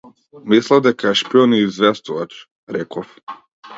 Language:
Macedonian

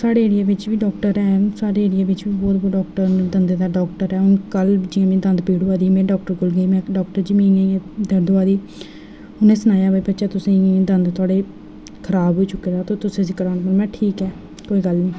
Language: Dogri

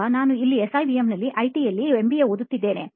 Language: Kannada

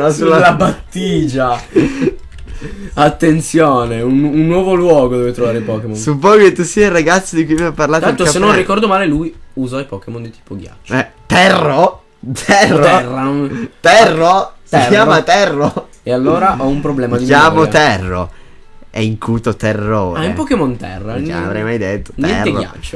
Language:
Italian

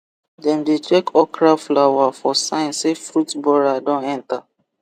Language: Nigerian Pidgin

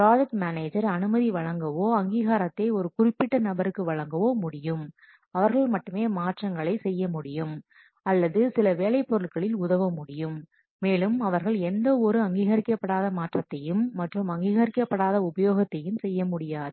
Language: Tamil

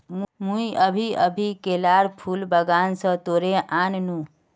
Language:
Magahi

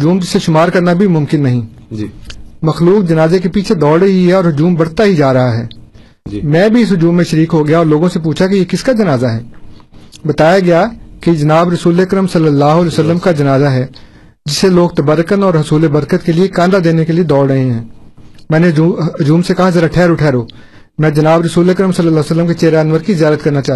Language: Urdu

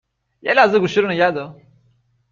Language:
Persian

